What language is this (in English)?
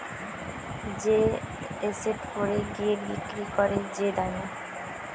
Bangla